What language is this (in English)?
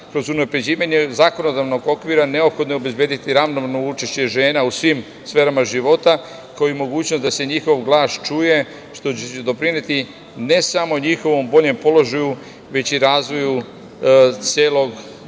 Serbian